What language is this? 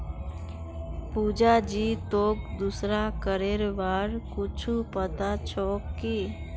Magahi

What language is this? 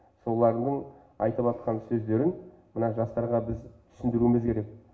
Kazakh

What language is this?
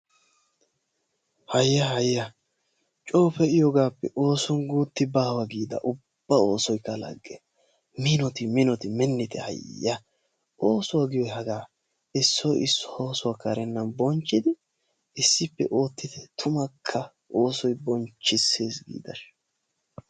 Wolaytta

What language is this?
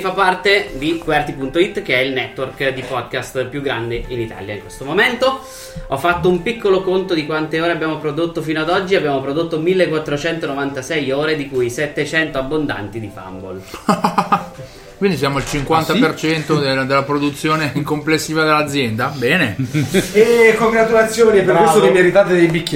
Italian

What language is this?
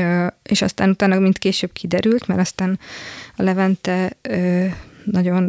Hungarian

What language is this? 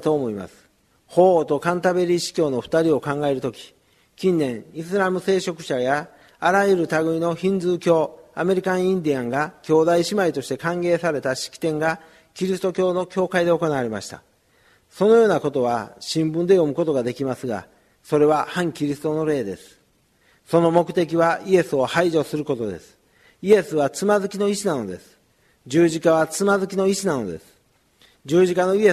Japanese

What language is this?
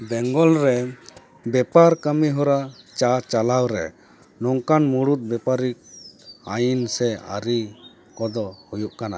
Santali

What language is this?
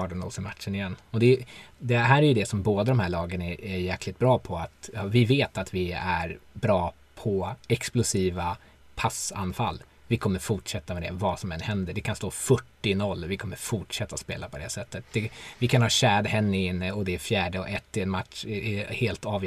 Swedish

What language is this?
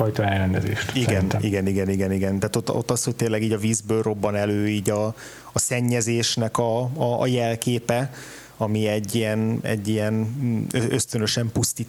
Hungarian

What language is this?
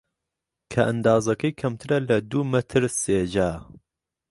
Central Kurdish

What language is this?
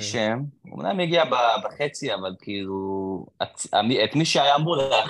Hebrew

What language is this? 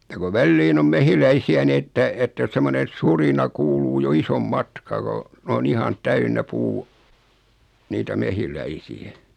Finnish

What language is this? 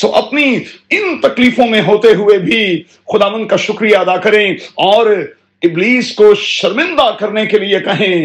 Urdu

